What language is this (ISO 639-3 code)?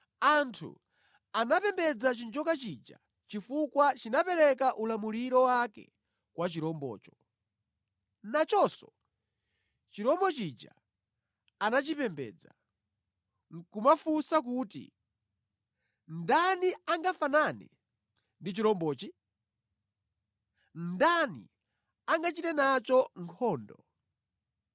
nya